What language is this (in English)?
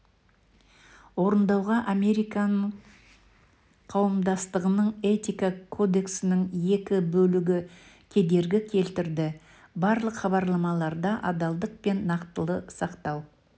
Kazakh